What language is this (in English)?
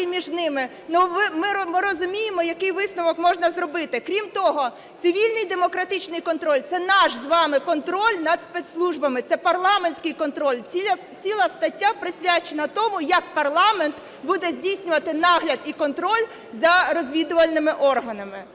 Ukrainian